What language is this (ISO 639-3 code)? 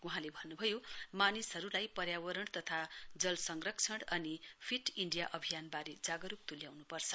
nep